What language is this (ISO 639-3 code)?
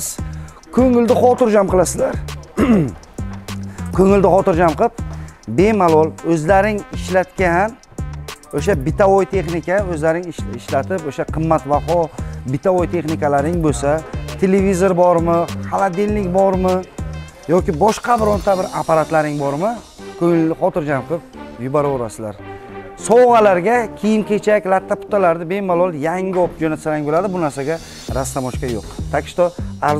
tur